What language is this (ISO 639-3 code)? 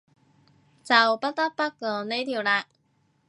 yue